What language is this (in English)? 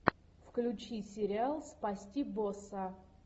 Russian